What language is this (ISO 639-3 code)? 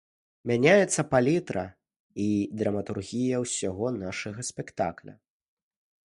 bel